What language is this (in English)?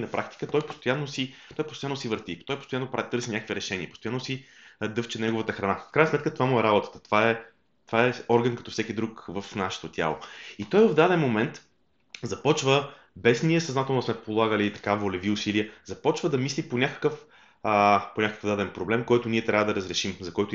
Bulgarian